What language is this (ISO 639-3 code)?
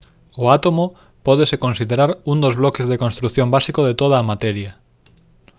glg